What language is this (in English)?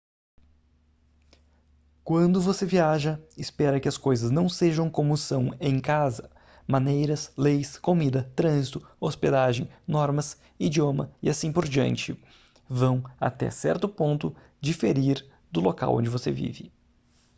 Portuguese